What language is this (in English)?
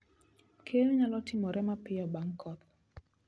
Luo (Kenya and Tanzania)